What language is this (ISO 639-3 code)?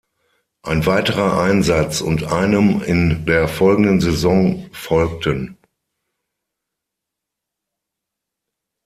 deu